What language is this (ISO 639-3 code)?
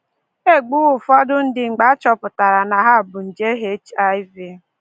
ibo